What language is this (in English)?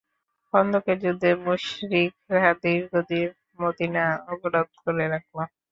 Bangla